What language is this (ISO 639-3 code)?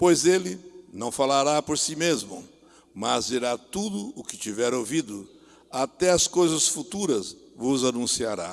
por